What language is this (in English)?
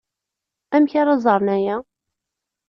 Kabyle